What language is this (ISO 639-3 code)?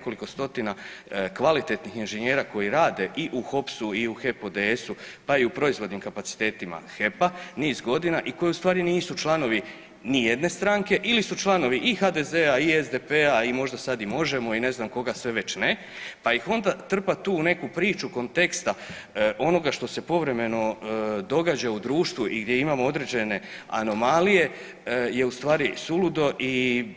hrv